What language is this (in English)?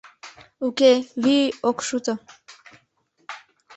Mari